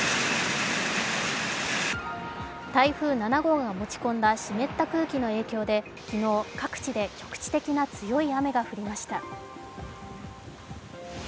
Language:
Japanese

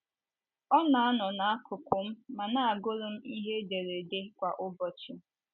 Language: Igbo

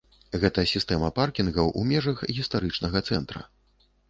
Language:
Belarusian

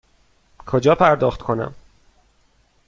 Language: Persian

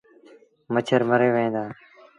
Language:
Sindhi Bhil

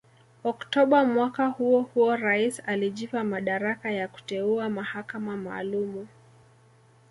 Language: Swahili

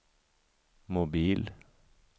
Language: Swedish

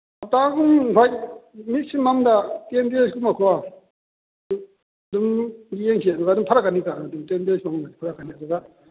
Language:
Manipuri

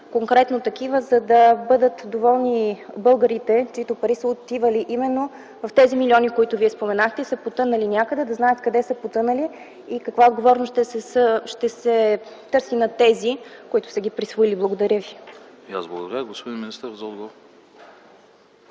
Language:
Bulgarian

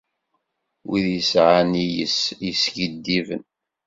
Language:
Kabyle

